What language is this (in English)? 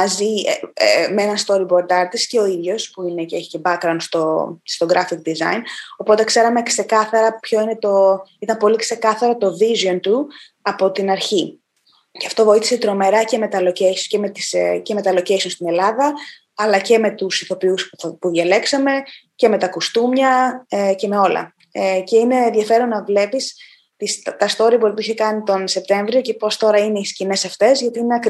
Greek